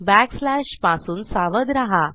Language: Marathi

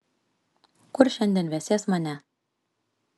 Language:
Lithuanian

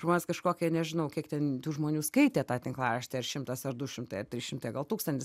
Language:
Lithuanian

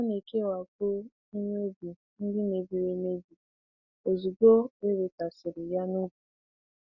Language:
Igbo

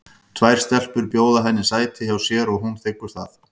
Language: Icelandic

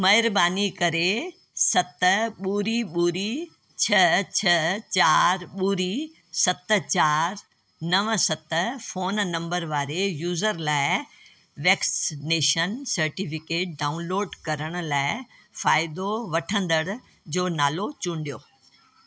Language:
Sindhi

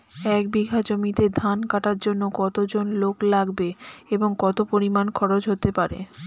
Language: Bangla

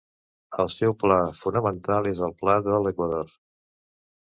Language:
Catalan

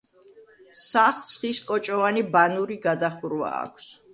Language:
Georgian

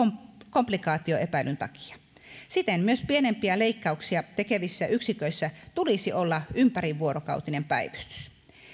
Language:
Finnish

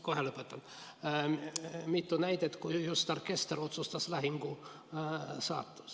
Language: Estonian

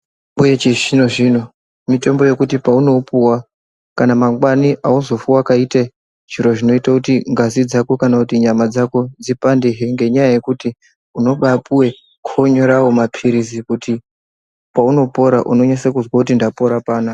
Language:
Ndau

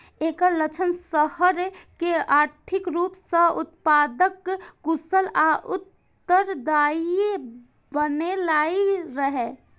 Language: Maithili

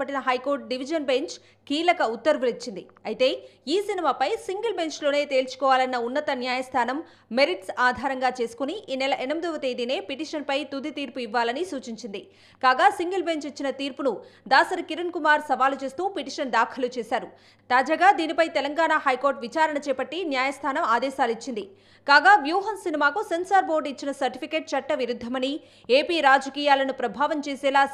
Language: Telugu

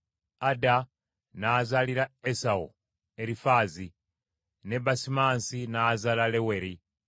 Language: Ganda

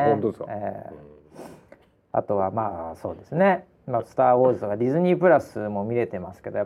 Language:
Japanese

